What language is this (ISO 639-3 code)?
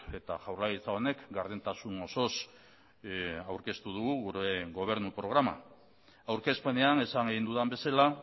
eus